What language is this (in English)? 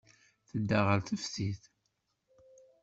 Kabyle